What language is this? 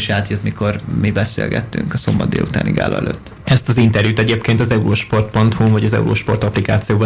Hungarian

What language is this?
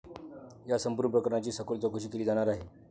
Marathi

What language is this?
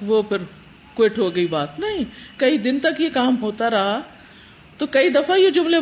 Urdu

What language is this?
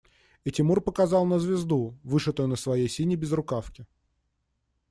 Russian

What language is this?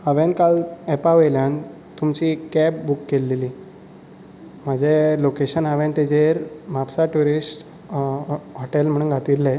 Konkani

